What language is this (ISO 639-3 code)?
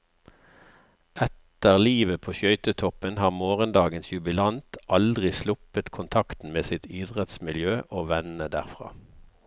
nor